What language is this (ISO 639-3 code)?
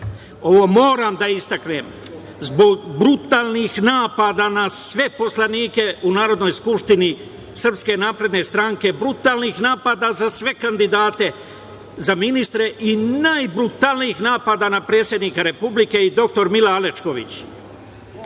srp